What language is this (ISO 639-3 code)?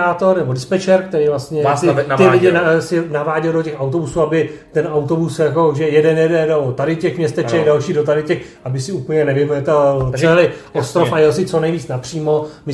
ces